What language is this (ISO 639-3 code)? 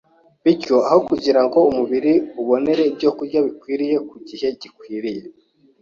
kin